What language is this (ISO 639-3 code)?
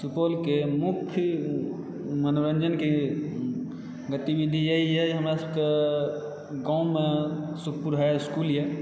mai